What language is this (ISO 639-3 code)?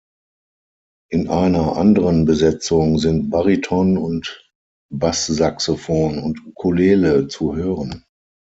deu